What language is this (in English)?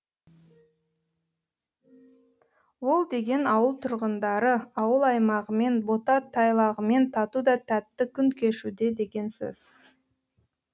Kazakh